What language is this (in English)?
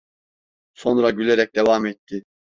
Turkish